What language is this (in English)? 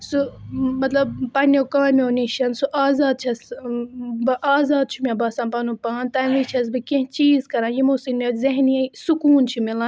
Kashmiri